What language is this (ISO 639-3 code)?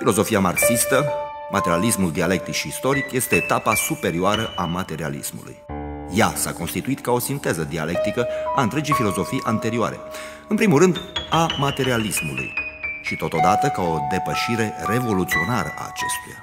ron